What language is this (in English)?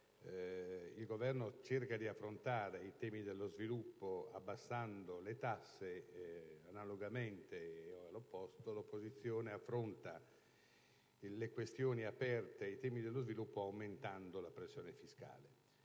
Italian